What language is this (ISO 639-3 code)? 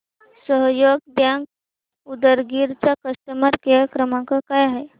mar